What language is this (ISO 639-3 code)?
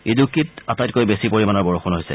asm